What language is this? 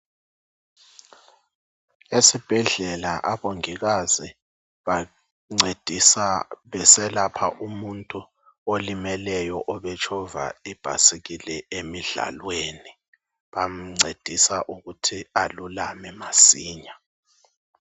North Ndebele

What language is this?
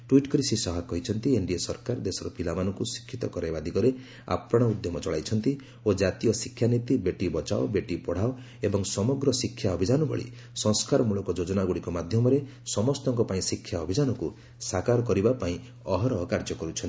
Odia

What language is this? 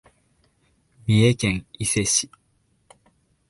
Japanese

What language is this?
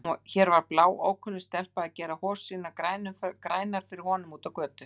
Icelandic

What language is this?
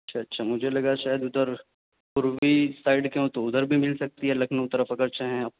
Urdu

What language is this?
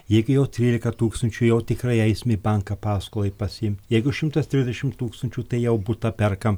Lithuanian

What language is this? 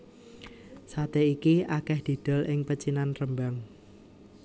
Javanese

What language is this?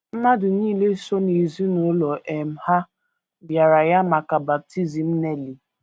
Igbo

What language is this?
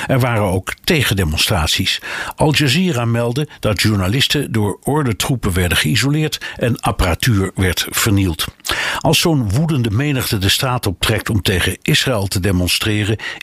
Dutch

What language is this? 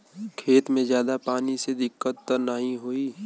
Bhojpuri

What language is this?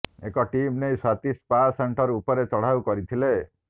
Odia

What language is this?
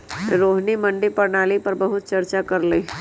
Magahi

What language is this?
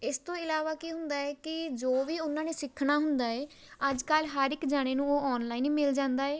Punjabi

